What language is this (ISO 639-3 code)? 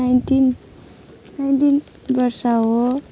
nep